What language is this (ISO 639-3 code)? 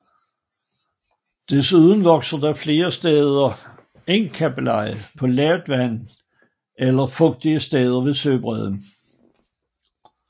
dan